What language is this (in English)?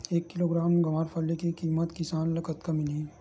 Chhattisgarhi